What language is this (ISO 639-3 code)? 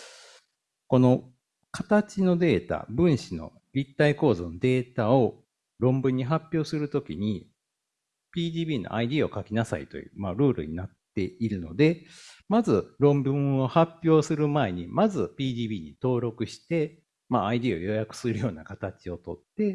jpn